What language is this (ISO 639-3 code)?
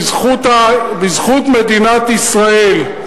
heb